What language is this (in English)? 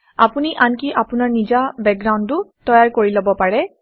Assamese